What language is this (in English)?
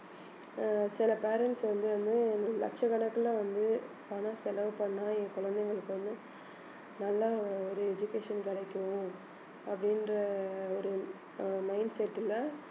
Tamil